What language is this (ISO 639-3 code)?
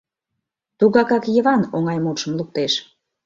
chm